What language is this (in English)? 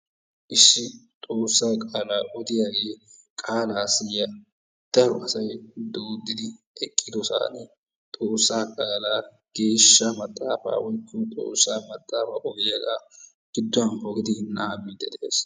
Wolaytta